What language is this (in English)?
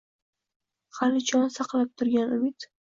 Uzbek